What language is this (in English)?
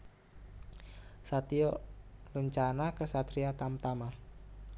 Javanese